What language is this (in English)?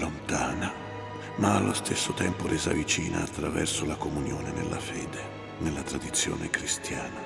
Italian